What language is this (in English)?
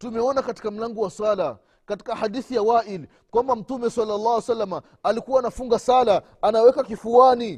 Swahili